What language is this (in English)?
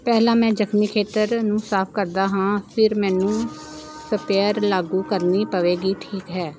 Punjabi